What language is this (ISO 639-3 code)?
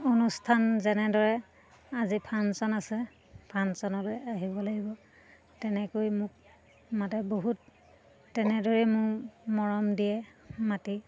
asm